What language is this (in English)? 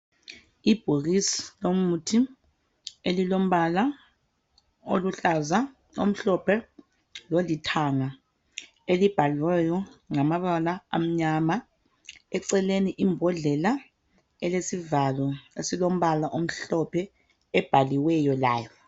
North Ndebele